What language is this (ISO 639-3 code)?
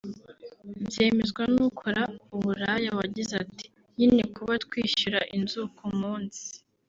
kin